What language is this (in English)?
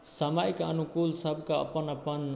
Maithili